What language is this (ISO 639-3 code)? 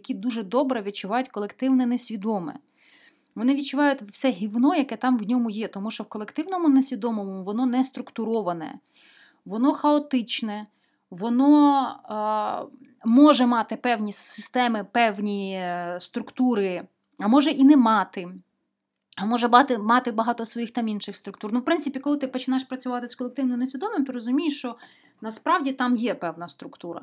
ukr